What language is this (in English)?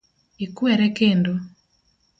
Luo (Kenya and Tanzania)